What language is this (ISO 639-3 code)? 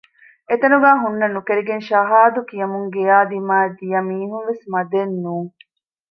div